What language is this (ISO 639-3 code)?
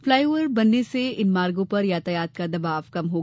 hin